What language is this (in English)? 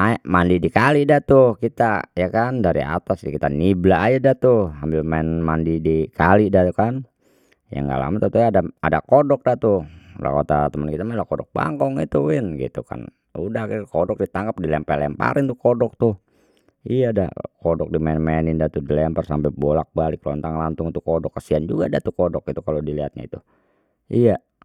Betawi